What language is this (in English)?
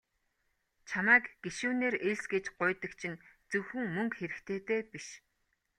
Mongolian